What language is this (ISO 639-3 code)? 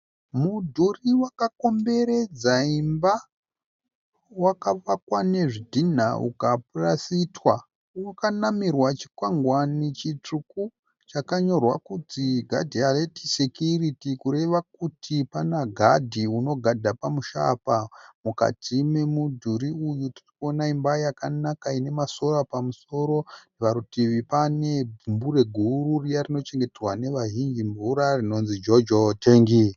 sna